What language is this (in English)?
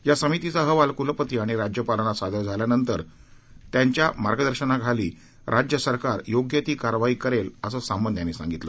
Marathi